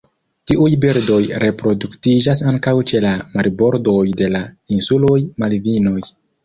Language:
Esperanto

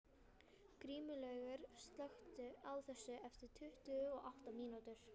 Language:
Icelandic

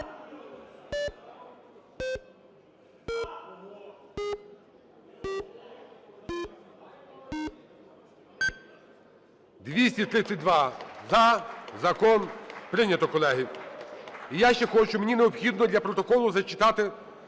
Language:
Ukrainian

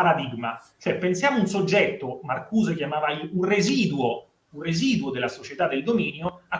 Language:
Italian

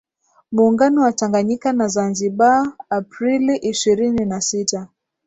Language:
Swahili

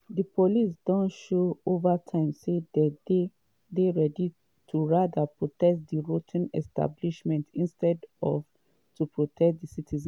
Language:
Nigerian Pidgin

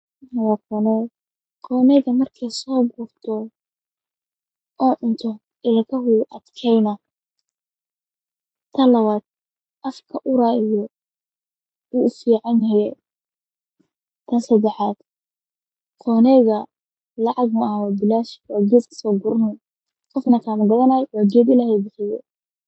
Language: Somali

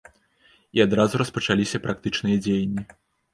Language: Belarusian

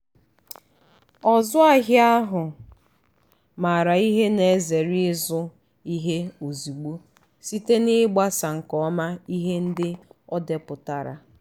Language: Igbo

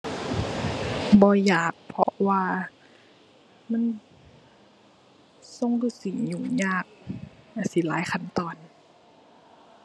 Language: Thai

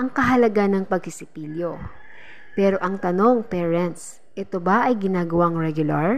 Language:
Filipino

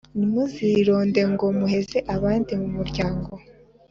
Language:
Kinyarwanda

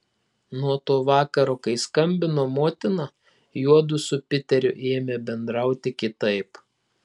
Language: Lithuanian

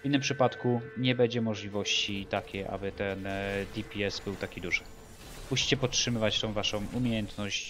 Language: Polish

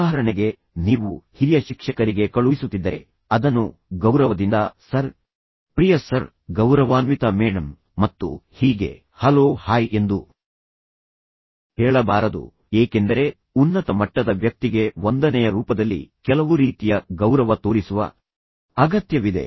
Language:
Kannada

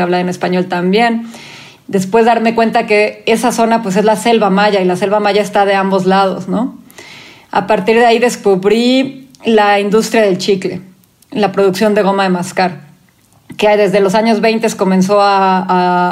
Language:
Spanish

